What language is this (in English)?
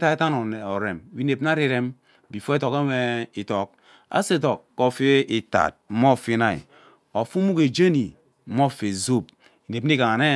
Ubaghara